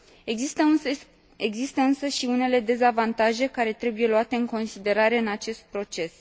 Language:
Romanian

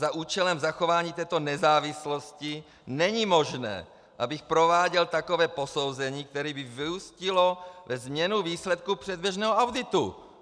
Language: Czech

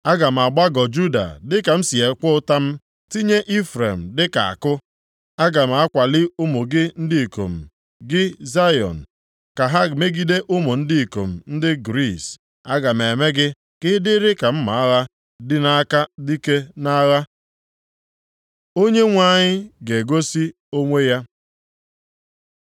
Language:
Igbo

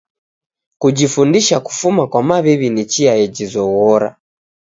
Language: Taita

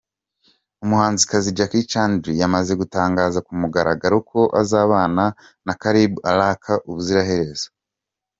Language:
Kinyarwanda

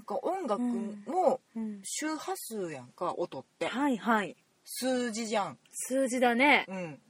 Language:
Japanese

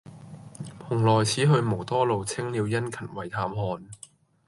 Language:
Cantonese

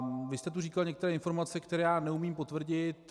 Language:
Czech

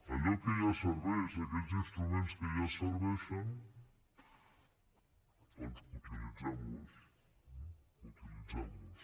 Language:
Catalan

